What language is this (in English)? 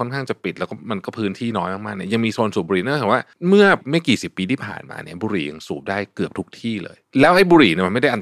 Thai